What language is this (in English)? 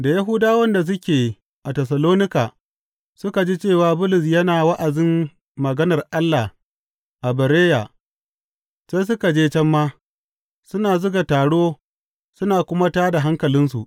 Hausa